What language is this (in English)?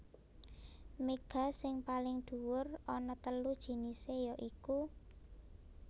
Javanese